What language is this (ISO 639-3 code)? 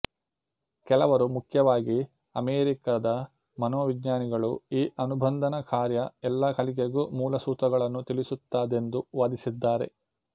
kan